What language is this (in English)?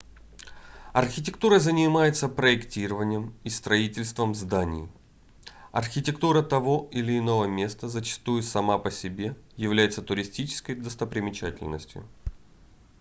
Russian